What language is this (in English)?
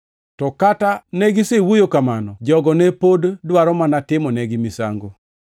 Luo (Kenya and Tanzania)